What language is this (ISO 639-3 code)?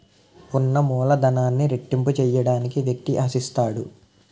tel